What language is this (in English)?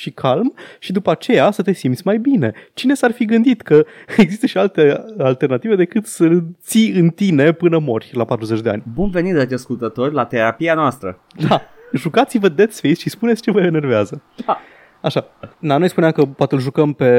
Romanian